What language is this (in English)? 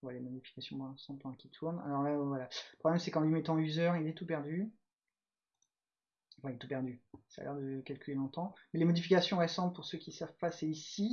French